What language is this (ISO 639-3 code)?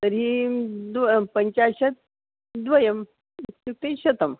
san